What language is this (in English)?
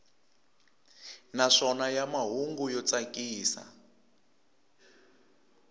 Tsonga